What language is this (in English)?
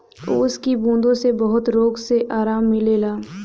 Bhojpuri